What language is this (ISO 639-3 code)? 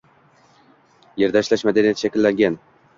uzb